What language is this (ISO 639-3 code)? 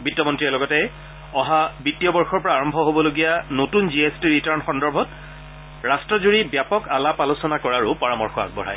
asm